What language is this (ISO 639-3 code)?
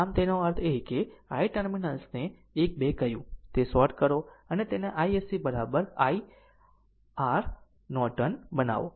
guj